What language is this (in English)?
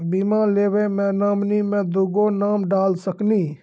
Maithili